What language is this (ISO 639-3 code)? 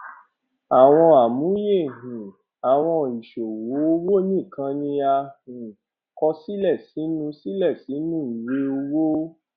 yor